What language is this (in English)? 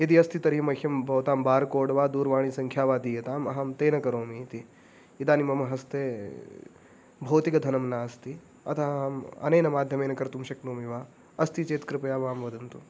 Sanskrit